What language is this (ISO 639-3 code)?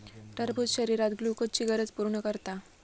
mar